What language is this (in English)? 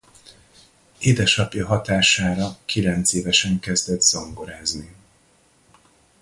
Hungarian